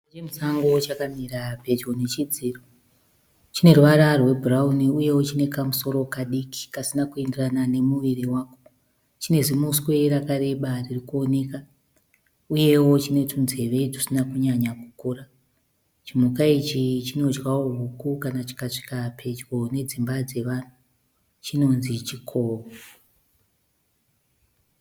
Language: Shona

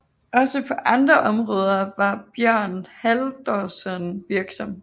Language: Danish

